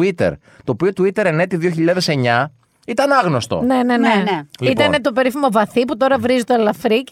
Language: Greek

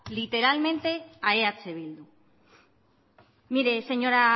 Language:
Spanish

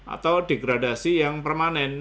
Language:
Indonesian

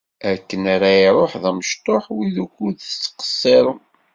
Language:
Kabyle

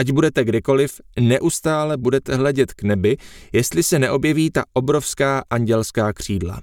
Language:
Czech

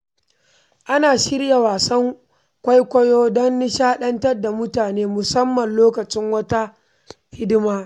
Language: Hausa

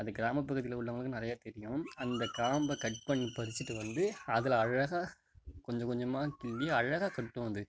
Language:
Tamil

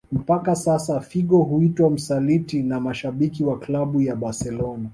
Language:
Swahili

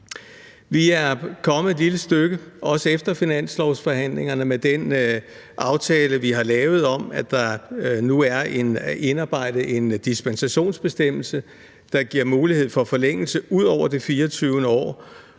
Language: Danish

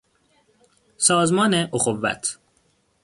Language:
Persian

